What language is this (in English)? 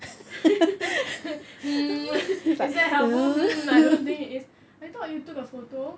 English